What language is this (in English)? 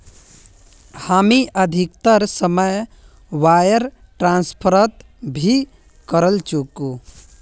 Magahi